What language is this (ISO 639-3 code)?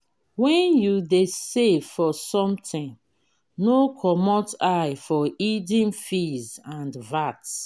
pcm